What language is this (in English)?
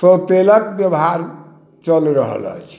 Maithili